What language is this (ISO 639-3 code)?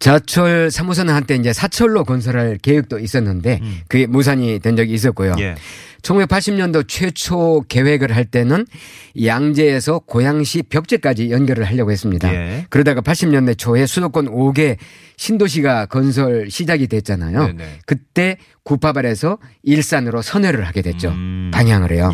kor